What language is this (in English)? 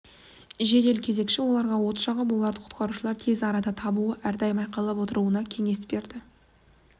Kazakh